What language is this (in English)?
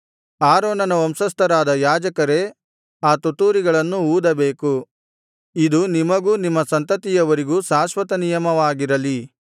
Kannada